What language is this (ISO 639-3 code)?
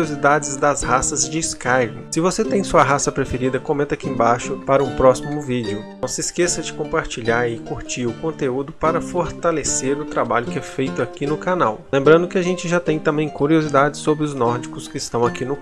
por